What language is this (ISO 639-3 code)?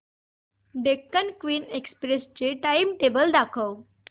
mar